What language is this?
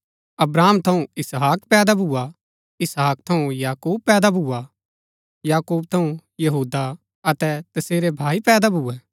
Gaddi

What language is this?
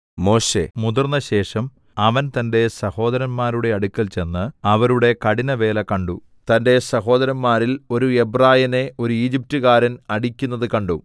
Malayalam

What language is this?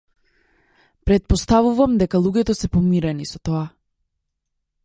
Macedonian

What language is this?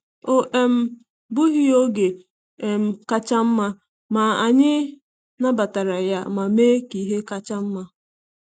Igbo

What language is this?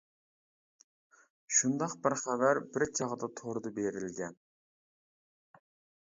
Uyghur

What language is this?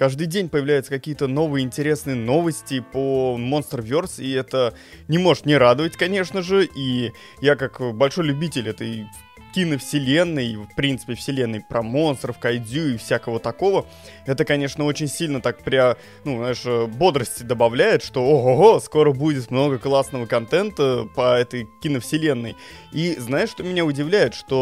Russian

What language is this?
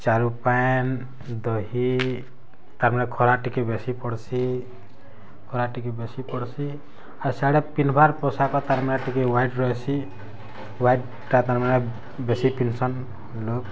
Odia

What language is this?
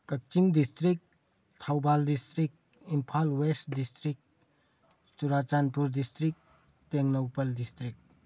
Manipuri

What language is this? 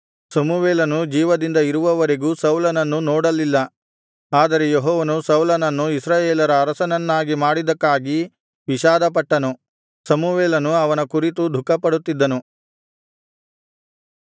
Kannada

